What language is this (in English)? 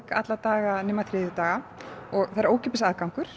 Icelandic